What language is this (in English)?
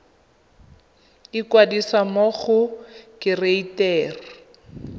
Tswana